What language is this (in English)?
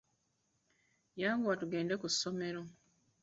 Ganda